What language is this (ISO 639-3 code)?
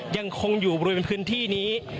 tha